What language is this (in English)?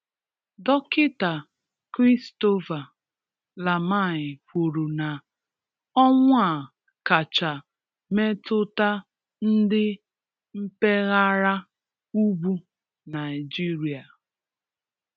Igbo